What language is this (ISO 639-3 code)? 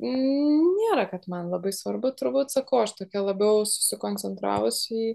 lit